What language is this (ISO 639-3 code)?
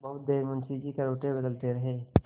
hin